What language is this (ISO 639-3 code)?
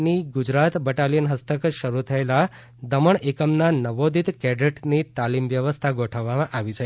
guj